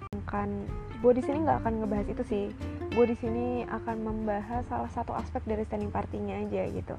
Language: Indonesian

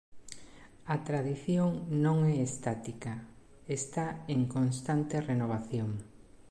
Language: Galician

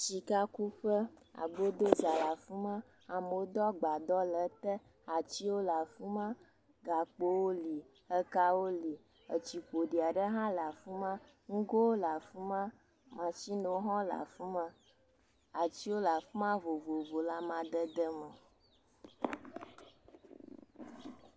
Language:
Ewe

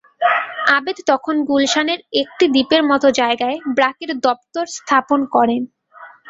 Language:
Bangla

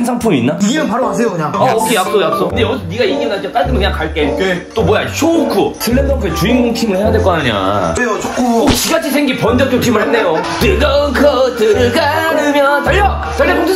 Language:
Korean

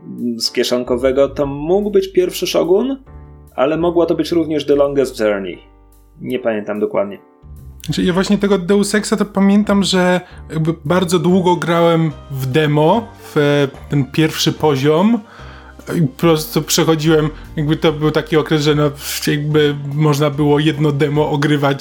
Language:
Polish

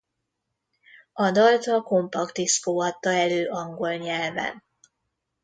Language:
Hungarian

